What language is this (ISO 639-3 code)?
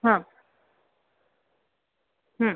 mar